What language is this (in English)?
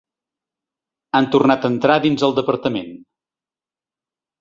Catalan